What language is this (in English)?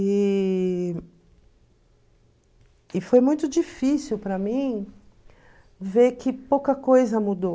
Portuguese